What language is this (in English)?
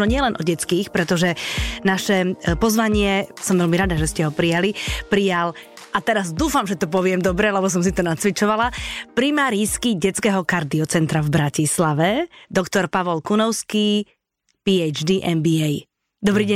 Slovak